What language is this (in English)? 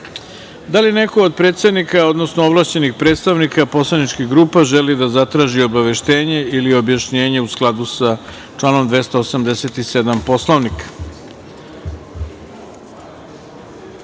Serbian